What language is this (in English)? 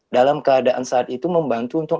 Indonesian